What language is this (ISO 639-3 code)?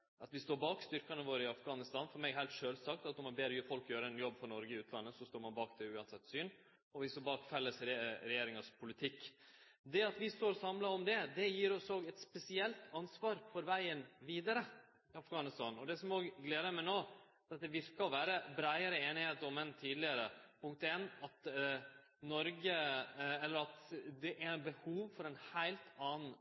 nno